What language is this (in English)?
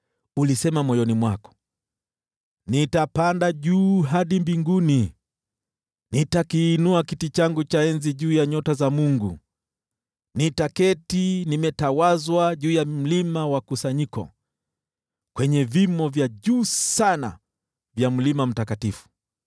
Swahili